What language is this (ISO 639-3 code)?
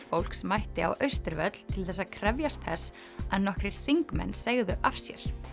isl